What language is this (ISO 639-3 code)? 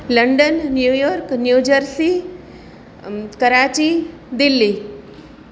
guj